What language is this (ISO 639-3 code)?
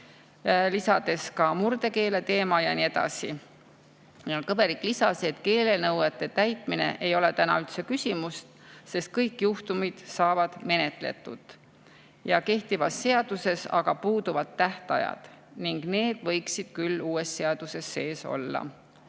est